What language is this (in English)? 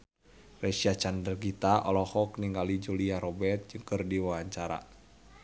Sundanese